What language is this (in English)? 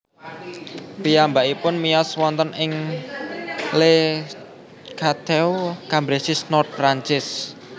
Javanese